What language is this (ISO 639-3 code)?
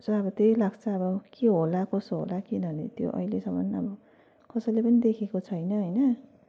nep